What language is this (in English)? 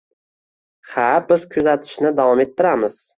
Uzbek